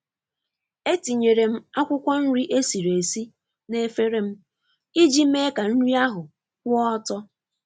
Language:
Igbo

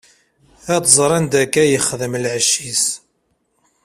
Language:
Kabyle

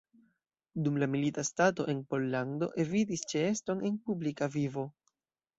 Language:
Esperanto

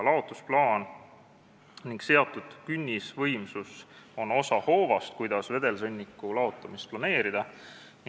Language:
Estonian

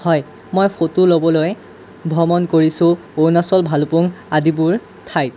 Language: Assamese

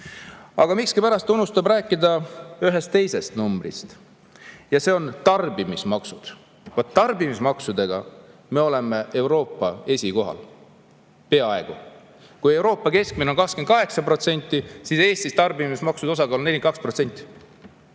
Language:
Estonian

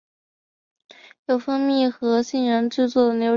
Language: Chinese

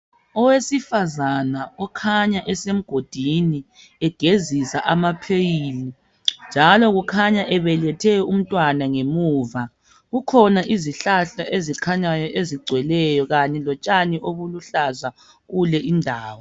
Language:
North Ndebele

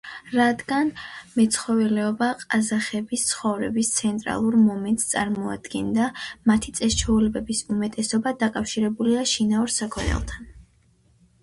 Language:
Georgian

